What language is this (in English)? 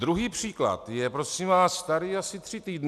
Czech